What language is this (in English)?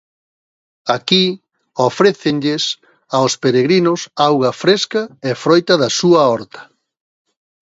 Galician